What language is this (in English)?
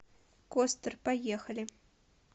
Russian